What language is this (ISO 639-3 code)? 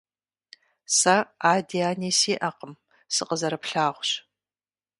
kbd